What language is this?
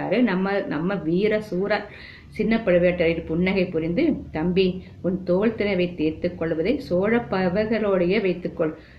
Tamil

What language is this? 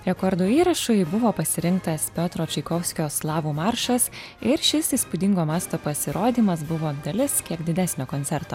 Lithuanian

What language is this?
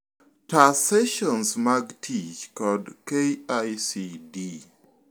Luo (Kenya and Tanzania)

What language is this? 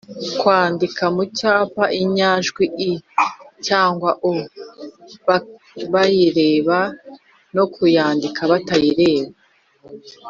Kinyarwanda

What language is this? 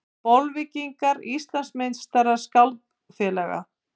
Icelandic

